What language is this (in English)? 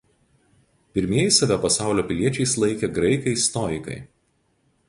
Lithuanian